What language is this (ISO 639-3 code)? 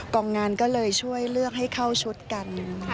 tha